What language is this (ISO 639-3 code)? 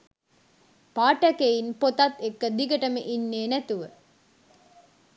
sin